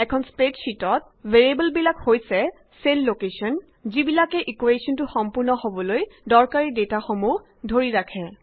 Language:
Assamese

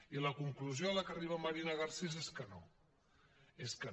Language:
Catalan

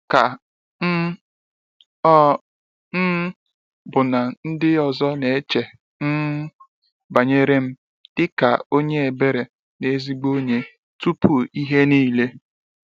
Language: Igbo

